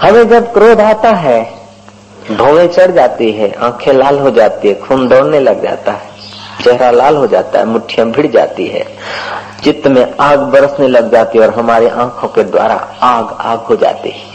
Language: Hindi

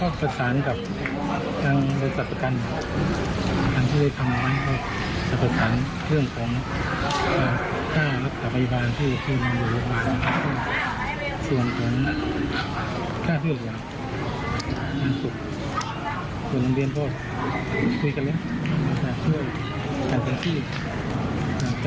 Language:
Thai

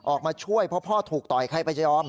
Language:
Thai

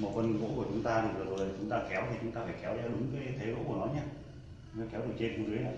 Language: Vietnamese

